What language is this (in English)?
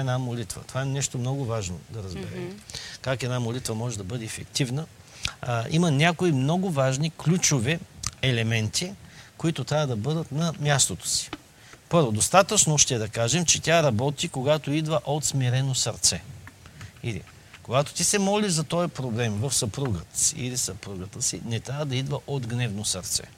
Bulgarian